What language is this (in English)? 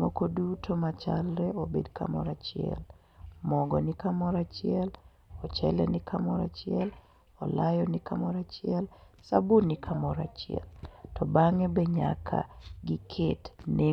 Luo (Kenya and Tanzania)